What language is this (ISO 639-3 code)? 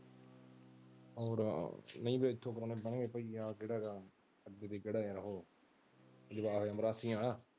pan